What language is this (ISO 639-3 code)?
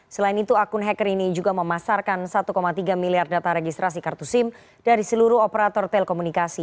ind